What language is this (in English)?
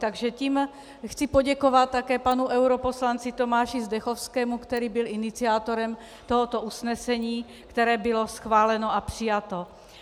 Czech